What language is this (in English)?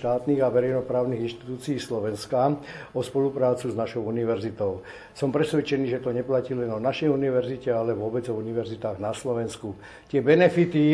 Slovak